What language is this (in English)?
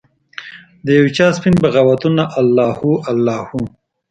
Pashto